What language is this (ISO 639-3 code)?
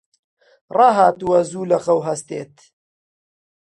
ckb